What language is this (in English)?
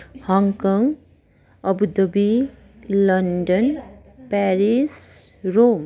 Nepali